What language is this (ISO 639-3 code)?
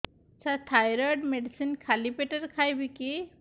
ori